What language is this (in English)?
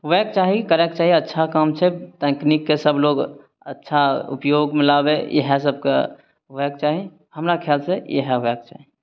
Maithili